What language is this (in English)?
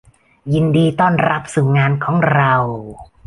Thai